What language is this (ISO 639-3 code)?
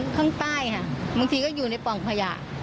tha